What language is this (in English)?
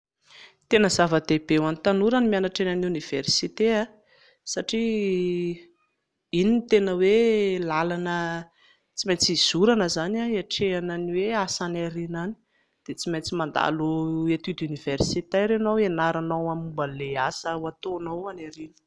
Malagasy